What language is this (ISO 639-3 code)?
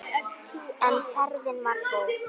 isl